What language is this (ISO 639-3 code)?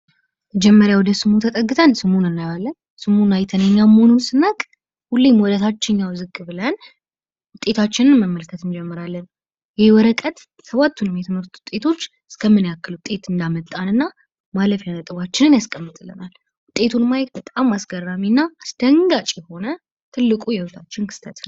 amh